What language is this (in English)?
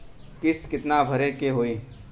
Bhojpuri